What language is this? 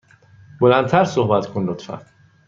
Persian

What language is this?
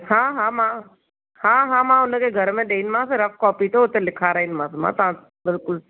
Sindhi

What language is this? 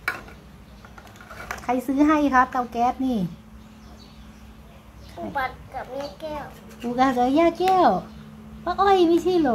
Thai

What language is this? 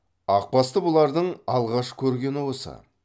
Kazakh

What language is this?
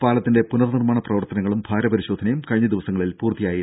Malayalam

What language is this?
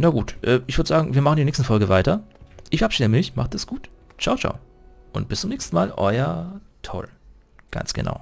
German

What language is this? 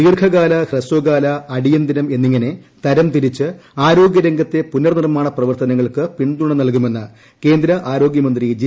Malayalam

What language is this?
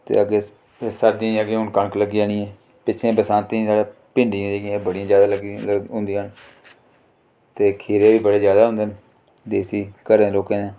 Dogri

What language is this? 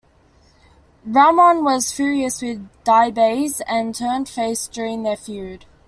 English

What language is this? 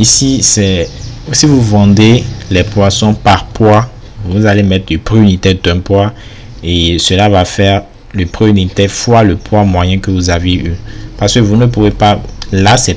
French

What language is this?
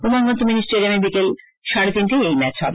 Bangla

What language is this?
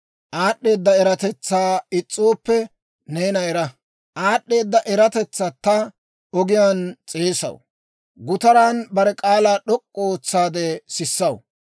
Dawro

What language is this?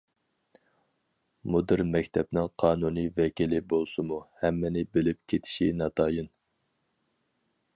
Uyghur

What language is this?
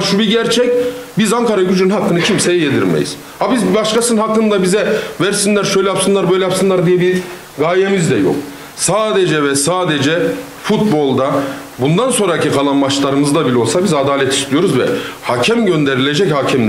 Turkish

